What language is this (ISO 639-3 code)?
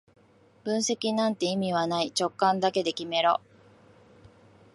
jpn